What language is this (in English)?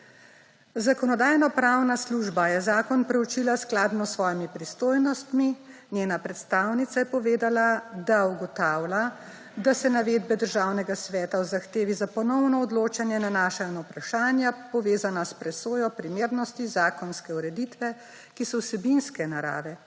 Slovenian